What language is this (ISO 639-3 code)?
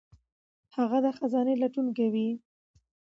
pus